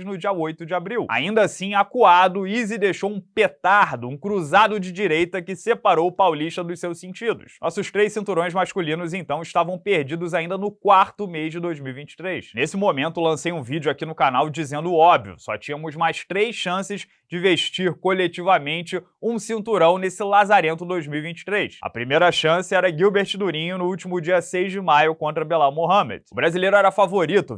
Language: Portuguese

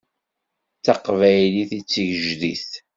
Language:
Kabyle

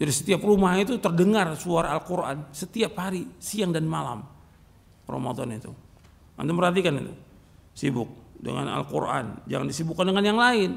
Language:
Indonesian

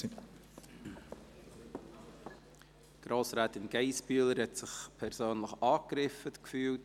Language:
Swiss German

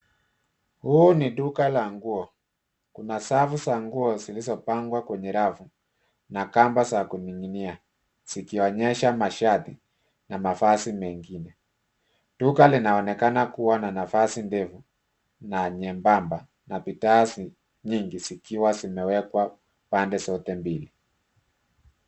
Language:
Swahili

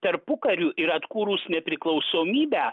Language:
Lithuanian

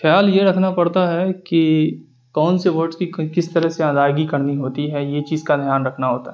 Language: Urdu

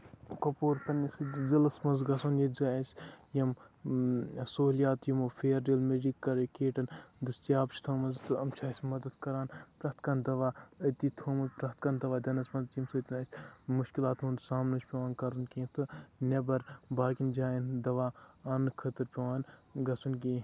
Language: Kashmiri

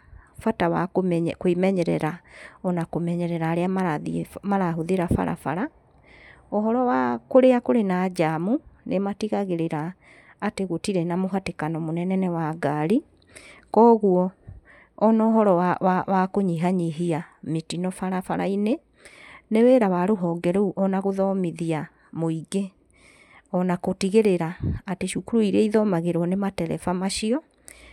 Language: Kikuyu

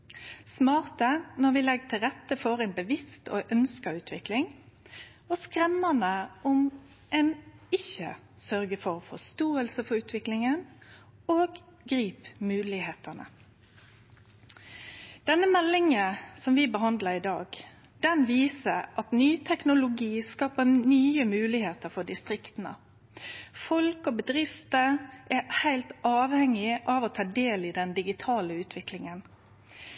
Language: Norwegian Nynorsk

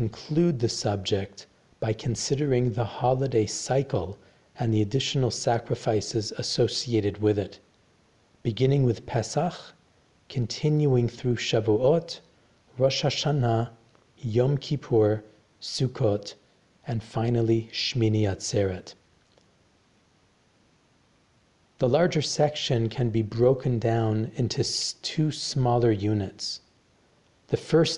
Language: English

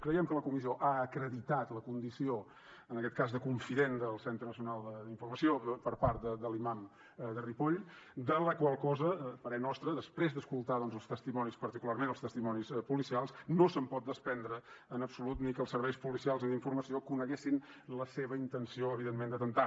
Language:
Catalan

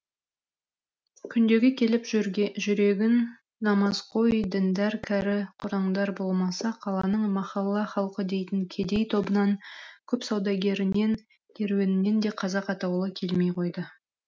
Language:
Kazakh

